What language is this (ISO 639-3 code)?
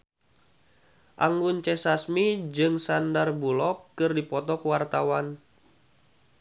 sun